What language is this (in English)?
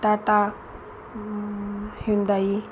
Marathi